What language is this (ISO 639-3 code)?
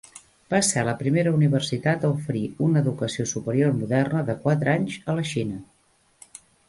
cat